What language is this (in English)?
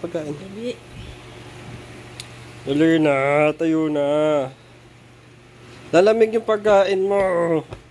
Filipino